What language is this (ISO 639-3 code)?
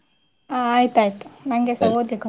kan